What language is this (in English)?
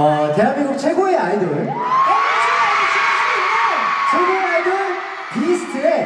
Korean